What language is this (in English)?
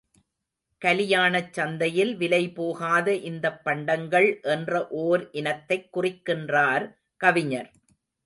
Tamil